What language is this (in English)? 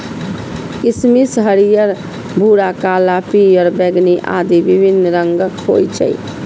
Maithili